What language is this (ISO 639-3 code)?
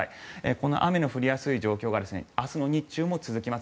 jpn